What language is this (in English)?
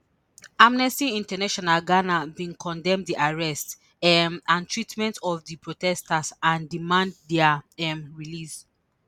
Nigerian Pidgin